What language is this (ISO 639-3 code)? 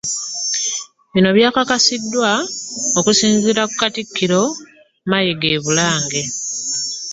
lug